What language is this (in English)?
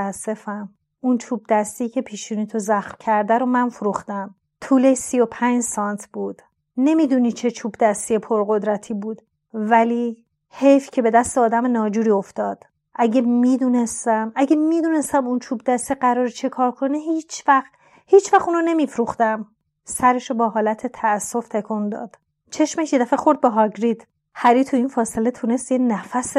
Persian